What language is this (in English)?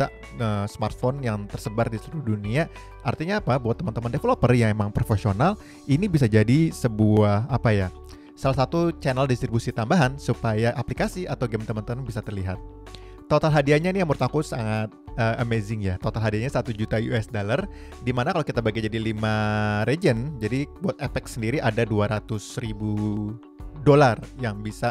Indonesian